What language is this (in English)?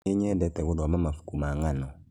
Kikuyu